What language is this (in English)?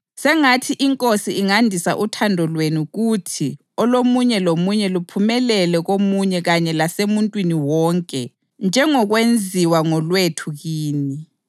North Ndebele